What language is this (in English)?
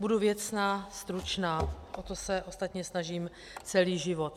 Czech